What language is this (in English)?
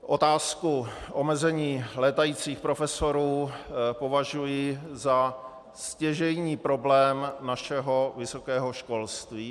Czech